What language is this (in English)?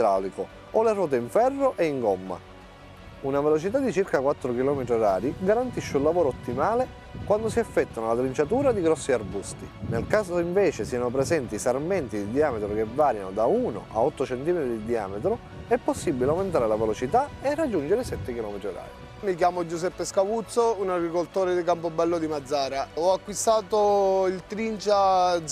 Italian